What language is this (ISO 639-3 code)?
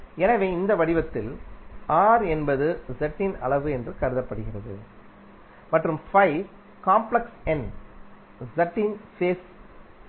tam